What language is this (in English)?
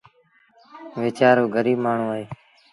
Sindhi Bhil